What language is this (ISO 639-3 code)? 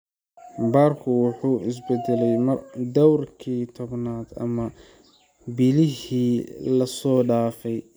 som